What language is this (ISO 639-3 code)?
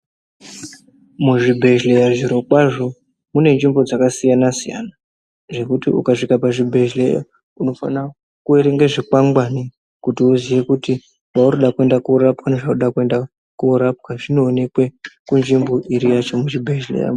ndc